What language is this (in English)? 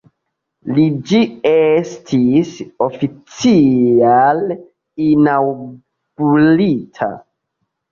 Esperanto